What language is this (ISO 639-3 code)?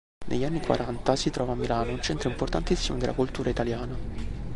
ita